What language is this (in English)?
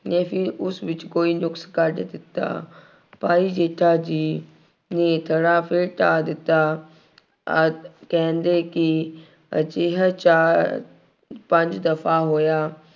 Punjabi